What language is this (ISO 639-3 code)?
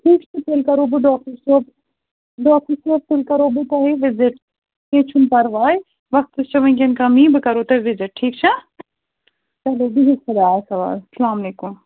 kas